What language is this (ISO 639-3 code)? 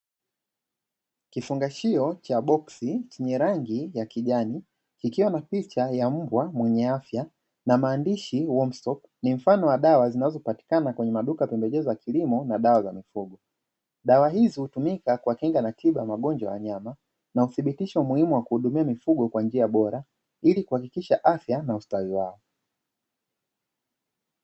swa